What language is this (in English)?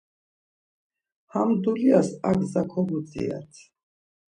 Laz